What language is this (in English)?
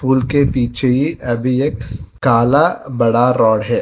Hindi